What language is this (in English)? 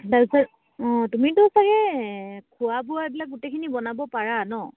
Assamese